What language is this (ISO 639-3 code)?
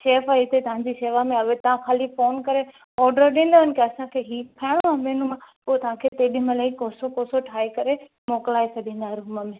snd